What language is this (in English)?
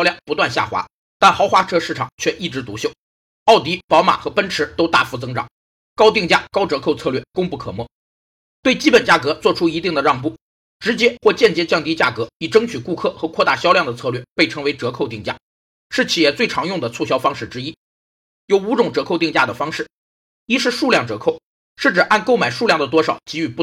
Chinese